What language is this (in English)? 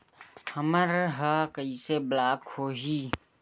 Chhattisgarhi